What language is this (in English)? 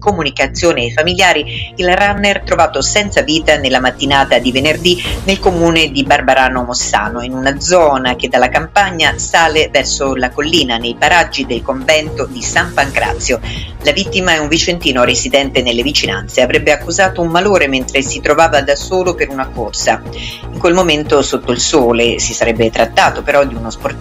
Italian